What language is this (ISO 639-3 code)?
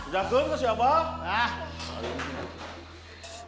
ind